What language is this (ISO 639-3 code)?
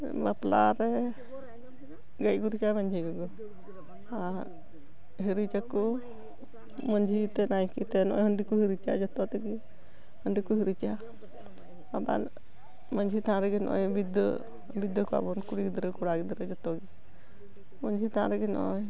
sat